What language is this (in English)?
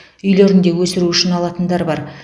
Kazakh